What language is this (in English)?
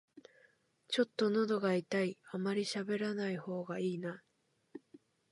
Japanese